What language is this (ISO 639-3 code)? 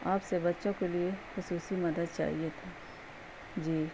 urd